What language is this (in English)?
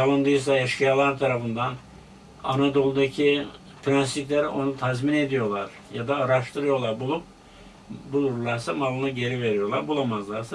Turkish